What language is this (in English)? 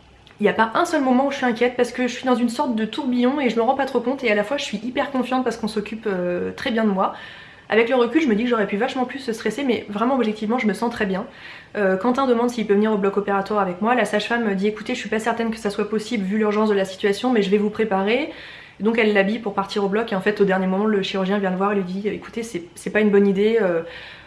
French